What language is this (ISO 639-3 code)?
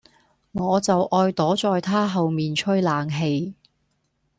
yue